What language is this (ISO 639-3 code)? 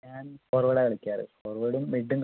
mal